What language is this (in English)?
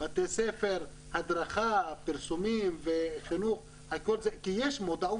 Hebrew